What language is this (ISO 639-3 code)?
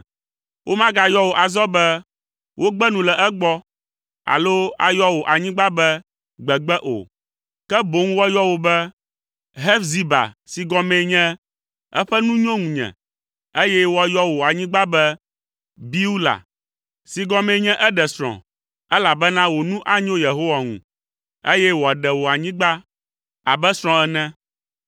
ewe